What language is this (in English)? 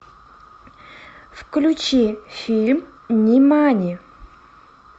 Russian